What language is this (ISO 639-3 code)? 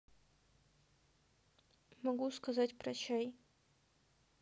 rus